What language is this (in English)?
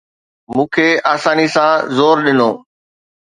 Sindhi